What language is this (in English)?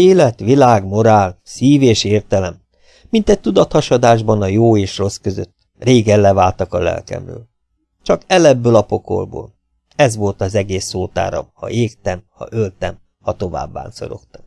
Hungarian